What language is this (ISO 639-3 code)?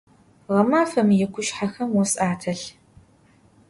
ady